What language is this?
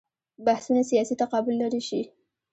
Pashto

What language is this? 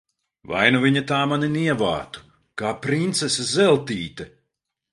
Latvian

